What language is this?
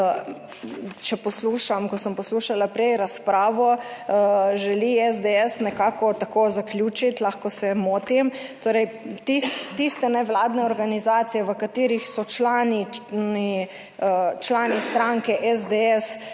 Slovenian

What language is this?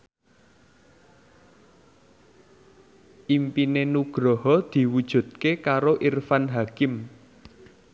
Javanese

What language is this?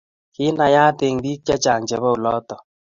Kalenjin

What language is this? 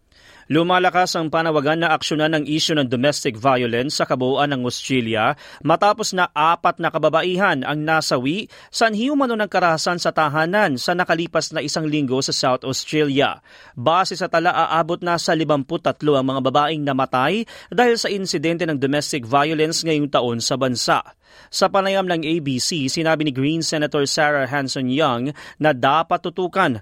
Filipino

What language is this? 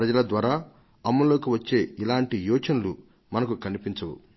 Telugu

